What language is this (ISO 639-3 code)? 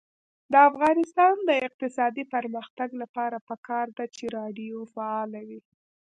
pus